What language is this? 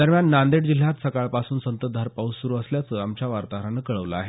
Marathi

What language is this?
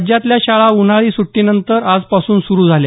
Marathi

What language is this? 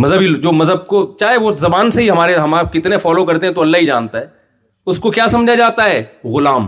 Urdu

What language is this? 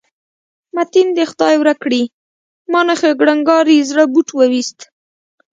Pashto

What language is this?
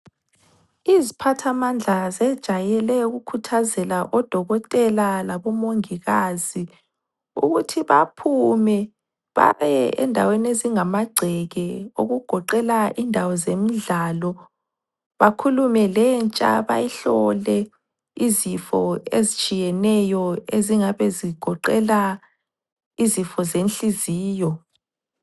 North Ndebele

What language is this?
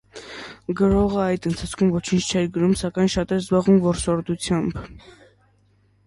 Armenian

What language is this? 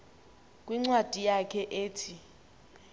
Xhosa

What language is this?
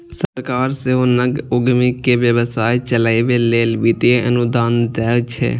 Maithili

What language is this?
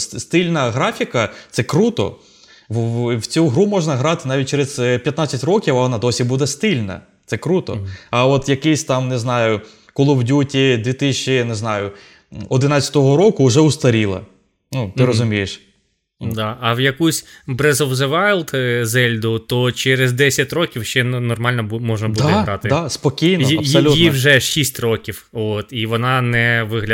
Ukrainian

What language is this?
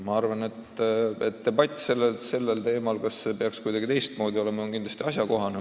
Estonian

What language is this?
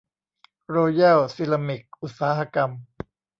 Thai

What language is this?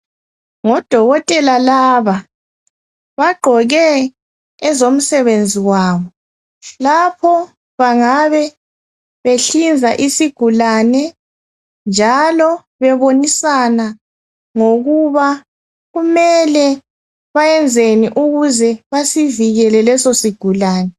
North Ndebele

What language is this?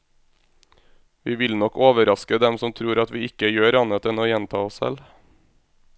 Norwegian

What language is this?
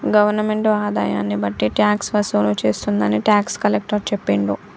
Telugu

